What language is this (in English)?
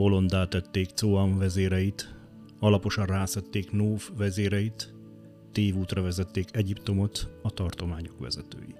Hungarian